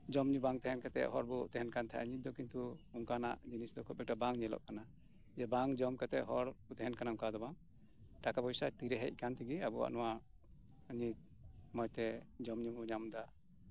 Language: Santali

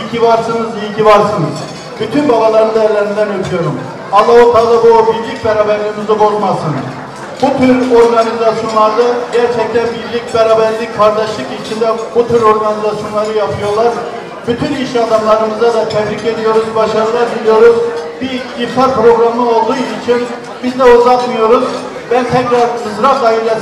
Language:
Turkish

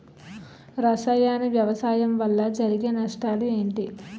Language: Telugu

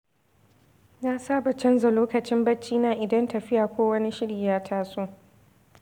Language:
Hausa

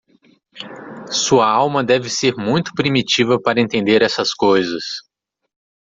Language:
Portuguese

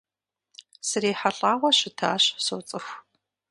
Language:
Kabardian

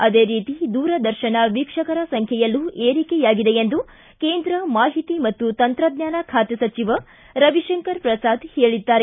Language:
Kannada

